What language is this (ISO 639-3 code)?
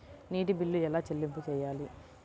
tel